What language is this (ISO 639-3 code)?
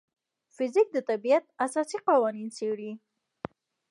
pus